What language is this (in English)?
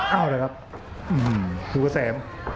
Thai